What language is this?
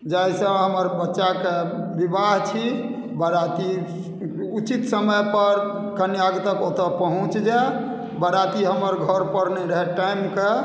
Maithili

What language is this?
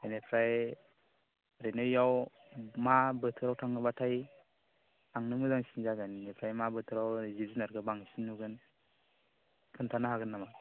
Bodo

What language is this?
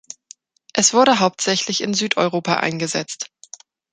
German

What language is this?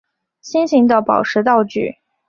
Chinese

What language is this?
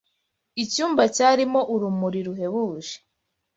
Kinyarwanda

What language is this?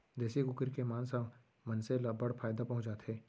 Chhattisgarhi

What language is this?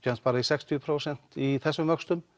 Icelandic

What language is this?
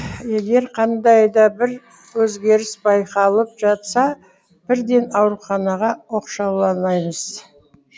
Kazakh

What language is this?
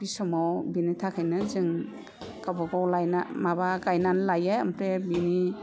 Bodo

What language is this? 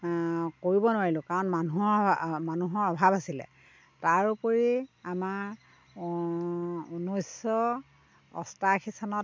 Assamese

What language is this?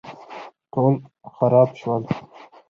Pashto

